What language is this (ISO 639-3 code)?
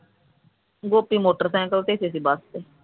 pan